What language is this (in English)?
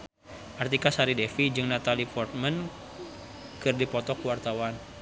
Sundanese